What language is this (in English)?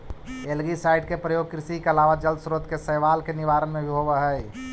Magahi